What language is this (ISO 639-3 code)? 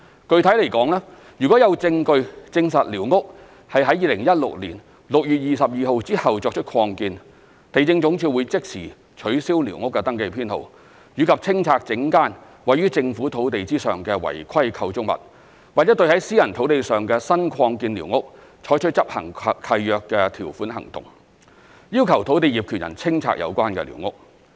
yue